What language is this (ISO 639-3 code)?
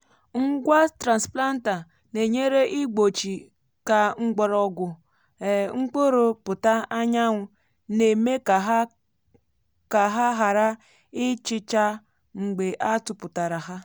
ibo